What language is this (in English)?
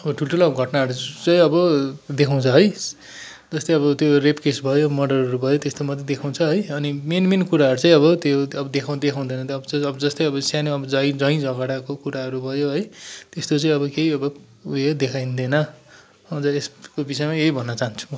Nepali